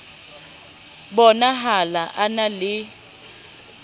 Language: Southern Sotho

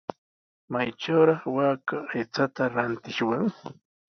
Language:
Sihuas Ancash Quechua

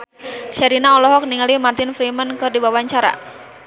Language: Sundanese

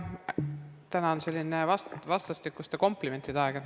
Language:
Estonian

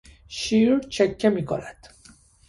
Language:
Persian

